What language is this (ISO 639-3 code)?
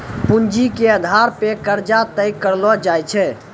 mai